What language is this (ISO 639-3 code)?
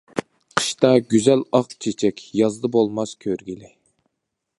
uig